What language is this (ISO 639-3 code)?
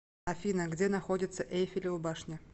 rus